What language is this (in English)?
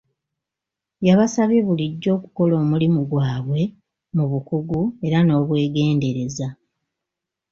Ganda